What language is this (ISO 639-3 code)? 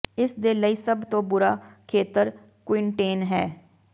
pan